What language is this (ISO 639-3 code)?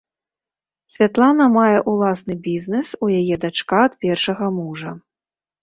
bel